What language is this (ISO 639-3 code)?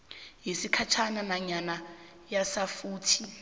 nbl